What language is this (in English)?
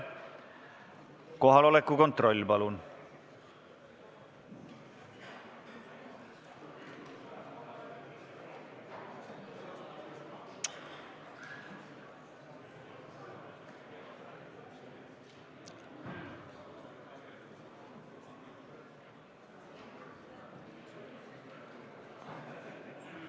Estonian